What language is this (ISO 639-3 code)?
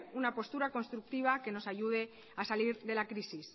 spa